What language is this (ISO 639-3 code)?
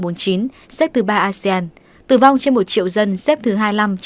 vie